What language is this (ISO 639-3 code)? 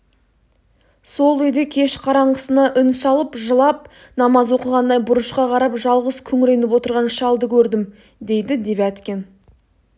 kaz